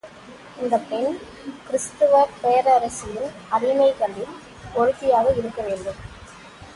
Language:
Tamil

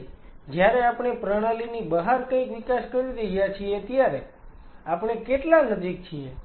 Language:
Gujarati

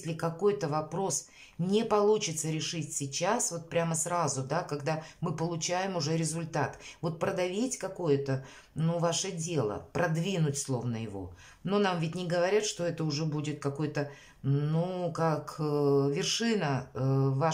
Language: Russian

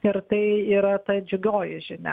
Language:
Lithuanian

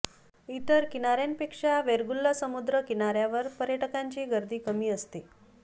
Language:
Marathi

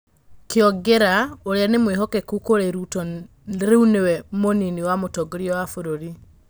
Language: Kikuyu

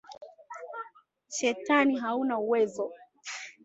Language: Swahili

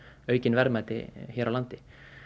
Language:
Icelandic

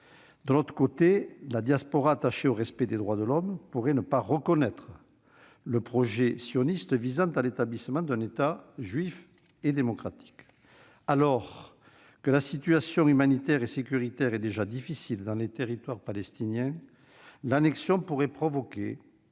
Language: French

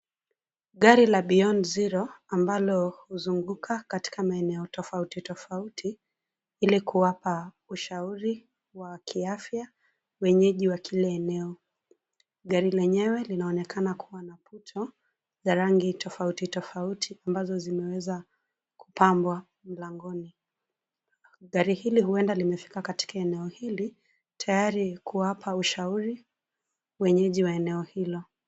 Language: Swahili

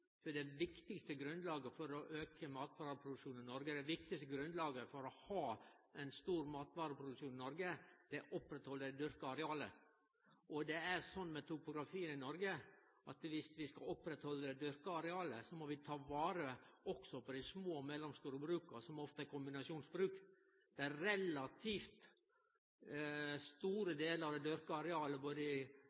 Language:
Norwegian Nynorsk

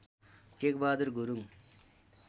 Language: Nepali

